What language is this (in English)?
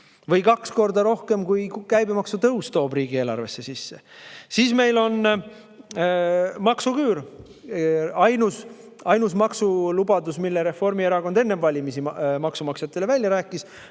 Estonian